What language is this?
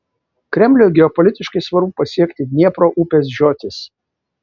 Lithuanian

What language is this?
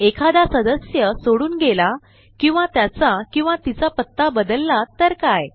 Marathi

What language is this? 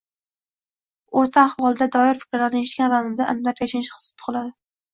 Uzbek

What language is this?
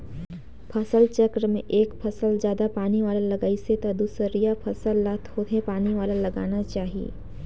Chhattisgarhi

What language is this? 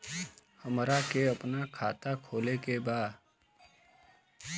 Bhojpuri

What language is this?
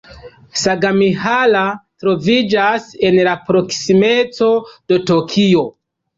Esperanto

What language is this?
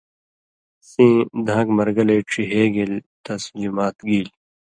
Indus Kohistani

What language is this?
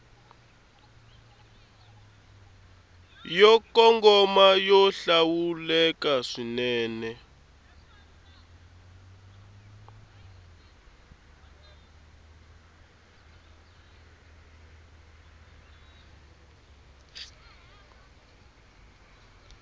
Tsonga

